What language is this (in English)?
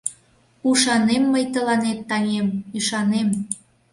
Mari